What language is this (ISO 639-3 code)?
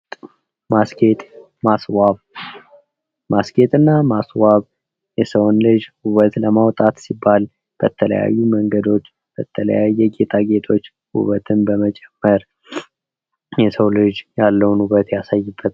amh